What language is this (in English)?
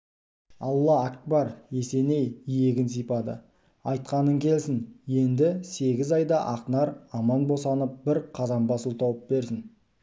Kazakh